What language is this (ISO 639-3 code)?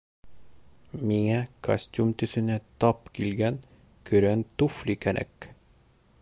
bak